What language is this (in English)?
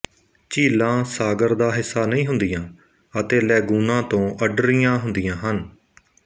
Punjabi